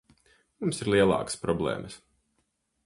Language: Latvian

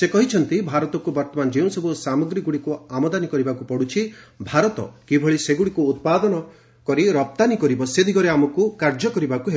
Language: Odia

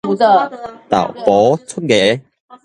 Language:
Min Nan Chinese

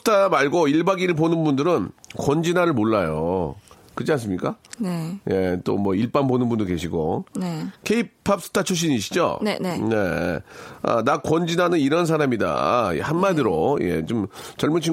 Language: Korean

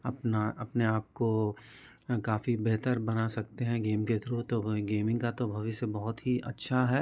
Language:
Hindi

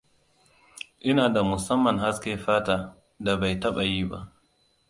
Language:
Hausa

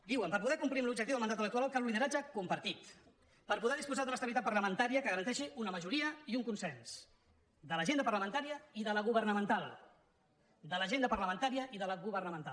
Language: Catalan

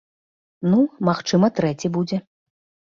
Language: Belarusian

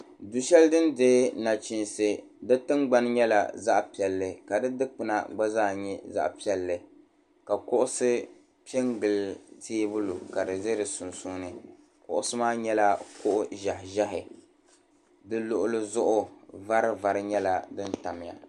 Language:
Dagbani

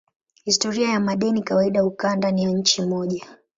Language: Swahili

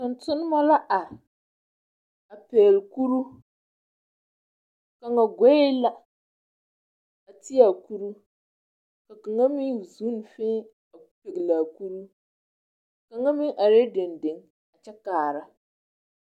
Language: Southern Dagaare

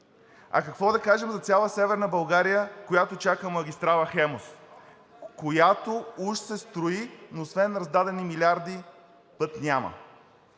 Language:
Bulgarian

